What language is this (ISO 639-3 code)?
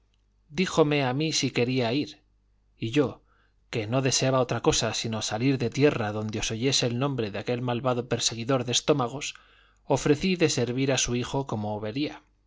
spa